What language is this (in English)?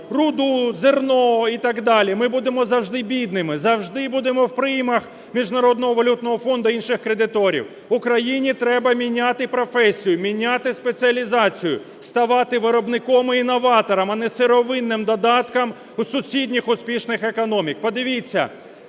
Ukrainian